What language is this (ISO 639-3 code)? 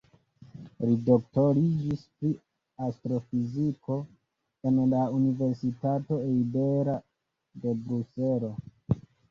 epo